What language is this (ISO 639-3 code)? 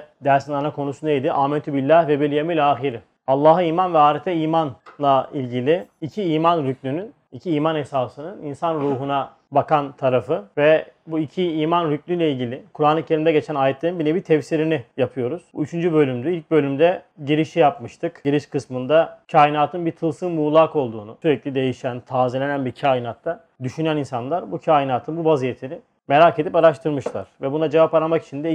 tur